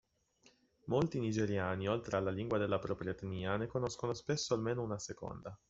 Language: Italian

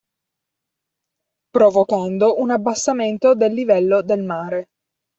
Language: Italian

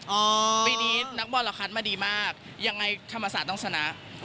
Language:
Thai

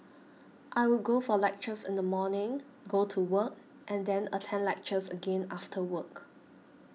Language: English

